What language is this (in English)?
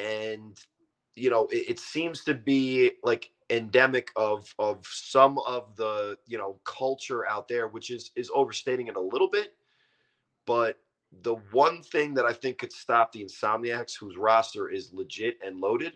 English